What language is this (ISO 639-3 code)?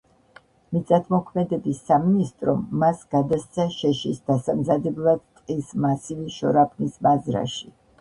kat